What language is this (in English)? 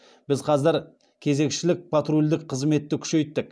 Kazakh